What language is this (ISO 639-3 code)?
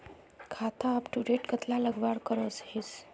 mag